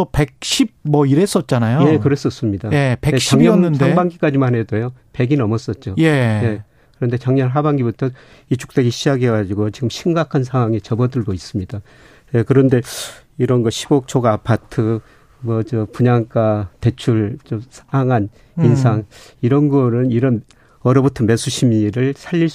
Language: Korean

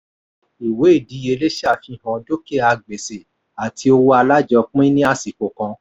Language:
Yoruba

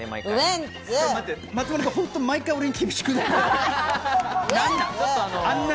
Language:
Japanese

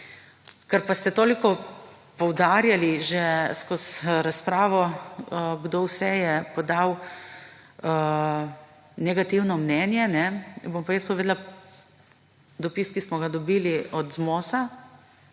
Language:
Slovenian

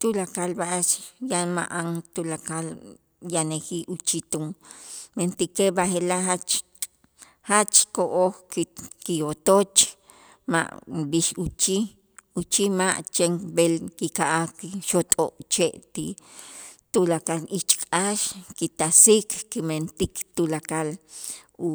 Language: Itzá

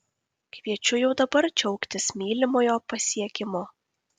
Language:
Lithuanian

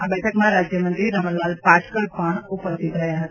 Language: Gujarati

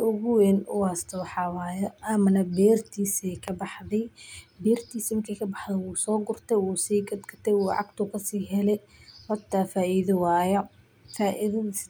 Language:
Somali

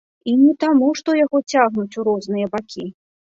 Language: Belarusian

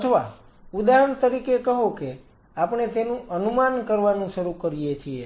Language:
Gujarati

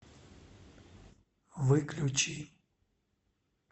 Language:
Russian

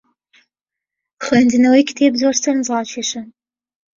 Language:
Central Kurdish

